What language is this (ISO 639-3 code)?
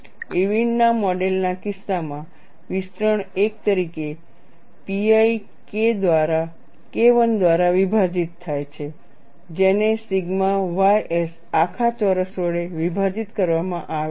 guj